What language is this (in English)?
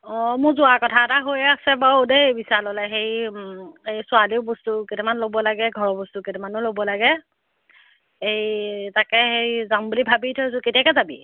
Assamese